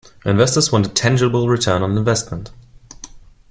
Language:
English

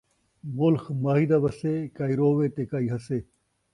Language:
Saraiki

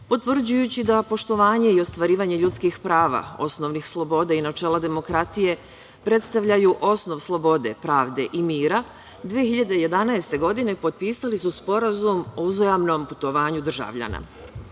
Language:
Serbian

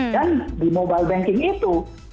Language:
Indonesian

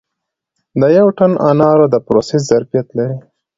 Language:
Pashto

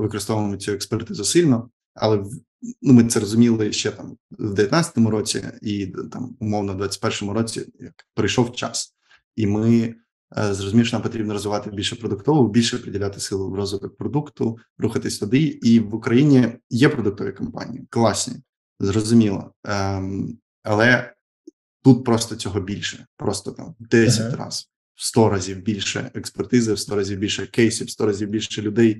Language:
Ukrainian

